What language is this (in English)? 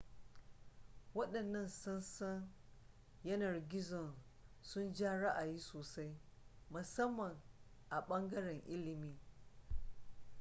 Hausa